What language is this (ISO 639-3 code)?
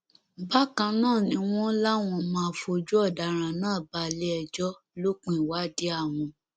yor